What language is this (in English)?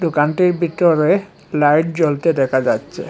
Bangla